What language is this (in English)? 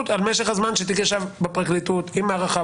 Hebrew